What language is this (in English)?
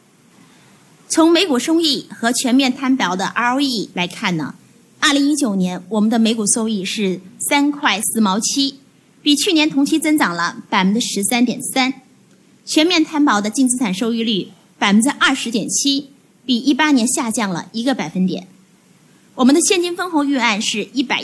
Chinese